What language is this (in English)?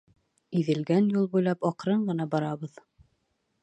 Bashkir